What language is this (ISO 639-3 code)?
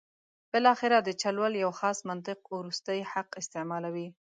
pus